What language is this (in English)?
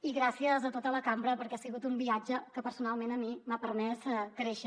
Catalan